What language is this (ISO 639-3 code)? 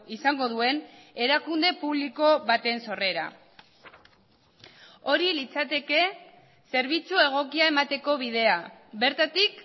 eus